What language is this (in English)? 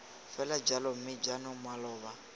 Tswana